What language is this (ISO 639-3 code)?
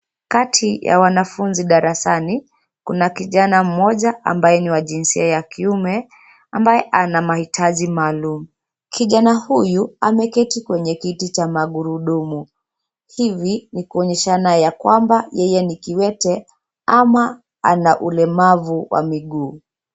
swa